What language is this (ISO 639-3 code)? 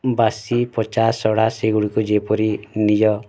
ori